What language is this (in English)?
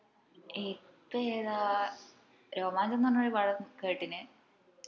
Malayalam